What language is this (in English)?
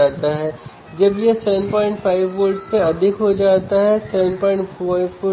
Hindi